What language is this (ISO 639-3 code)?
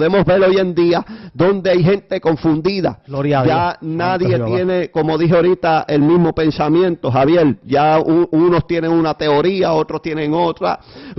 spa